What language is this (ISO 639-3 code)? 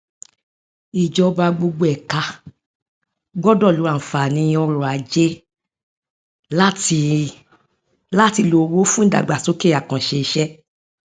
yor